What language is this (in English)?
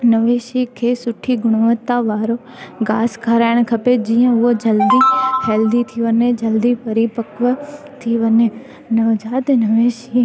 Sindhi